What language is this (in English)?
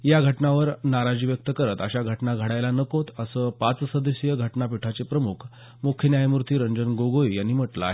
Marathi